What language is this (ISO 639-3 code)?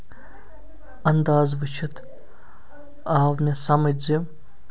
kas